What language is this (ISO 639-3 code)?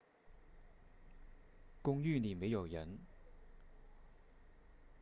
zho